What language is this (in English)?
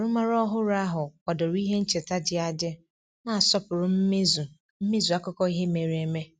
Igbo